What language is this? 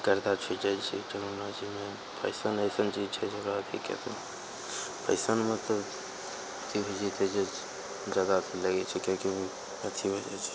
Maithili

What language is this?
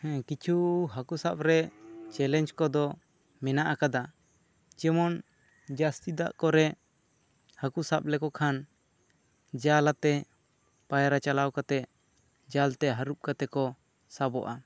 Santali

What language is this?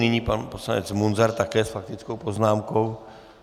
Czech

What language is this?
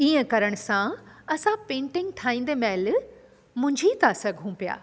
Sindhi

